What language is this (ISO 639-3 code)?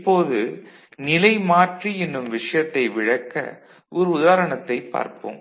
tam